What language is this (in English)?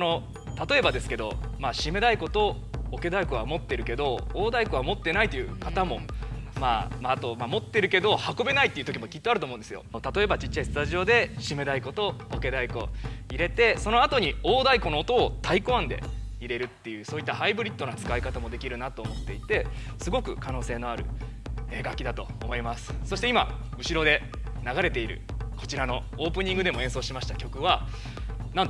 Japanese